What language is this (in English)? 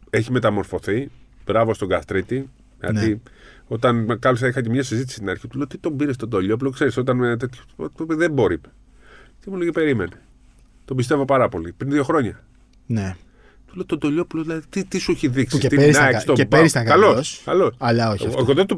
Greek